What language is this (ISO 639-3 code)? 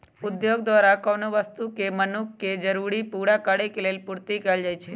mag